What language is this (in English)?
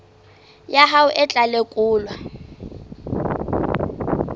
Southern Sotho